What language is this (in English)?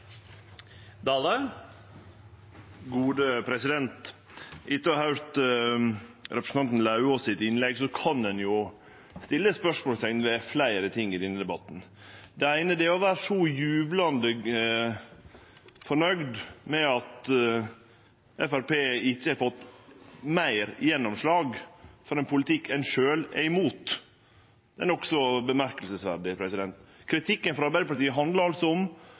Norwegian